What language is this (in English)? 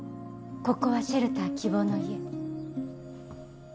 Japanese